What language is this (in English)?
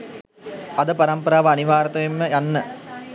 Sinhala